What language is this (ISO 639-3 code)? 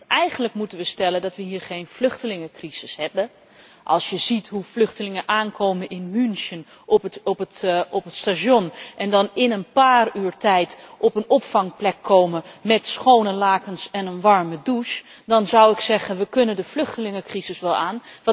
nld